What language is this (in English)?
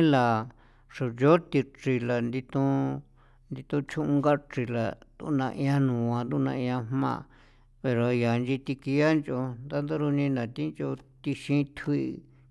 San Felipe Otlaltepec Popoloca